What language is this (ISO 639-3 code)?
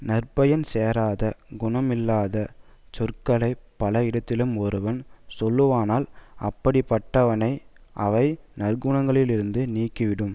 tam